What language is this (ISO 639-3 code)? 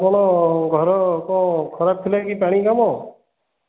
ori